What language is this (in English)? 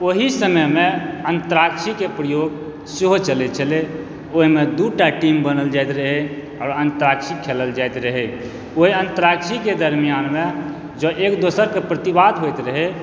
Maithili